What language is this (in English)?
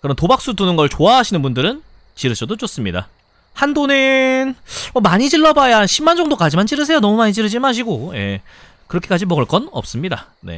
Korean